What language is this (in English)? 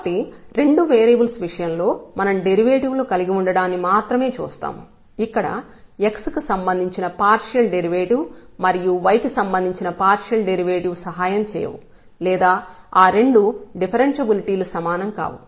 Telugu